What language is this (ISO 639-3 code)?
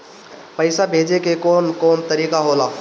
bho